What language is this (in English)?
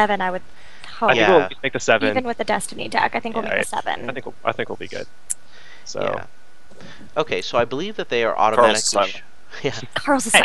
English